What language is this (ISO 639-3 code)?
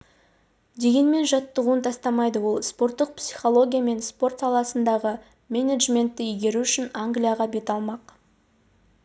kaz